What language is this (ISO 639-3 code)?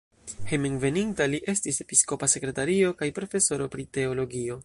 epo